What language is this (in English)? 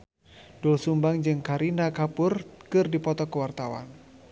Sundanese